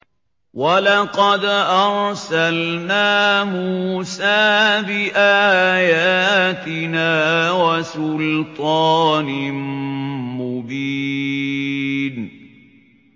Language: Arabic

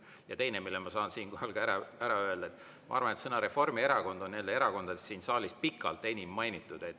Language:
Estonian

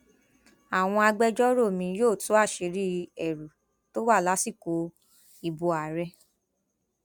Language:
Yoruba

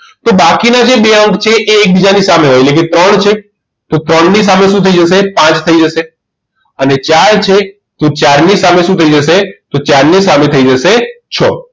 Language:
Gujarati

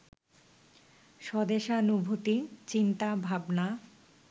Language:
Bangla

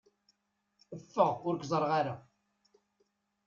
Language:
Kabyle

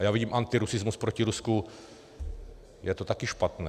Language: Czech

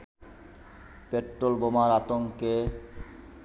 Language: Bangla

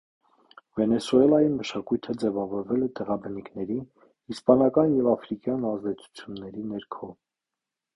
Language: Armenian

